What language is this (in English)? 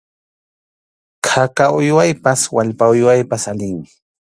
Arequipa-La Unión Quechua